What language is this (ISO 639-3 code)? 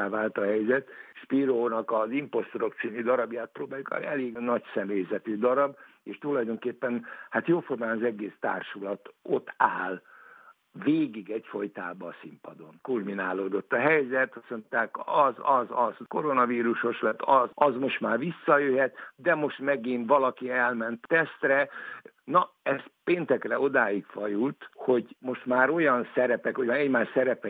hun